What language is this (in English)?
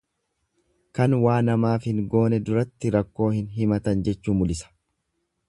Oromo